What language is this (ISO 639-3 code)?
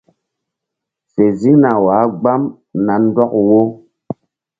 mdd